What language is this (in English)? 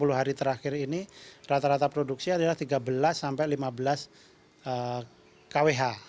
Indonesian